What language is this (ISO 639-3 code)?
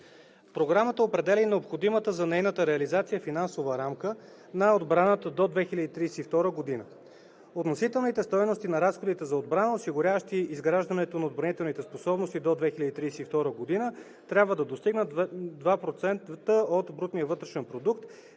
bul